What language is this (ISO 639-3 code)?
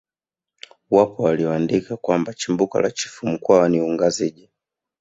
swa